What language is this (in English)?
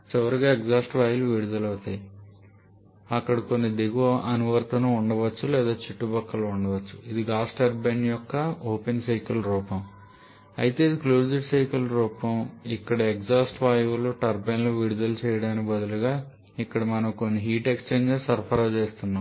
Telugu